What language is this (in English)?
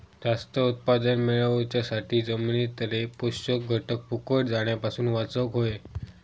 Marathi